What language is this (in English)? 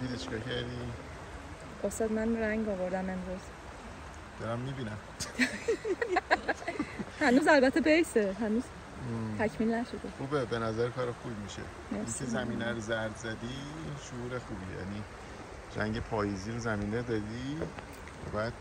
Persian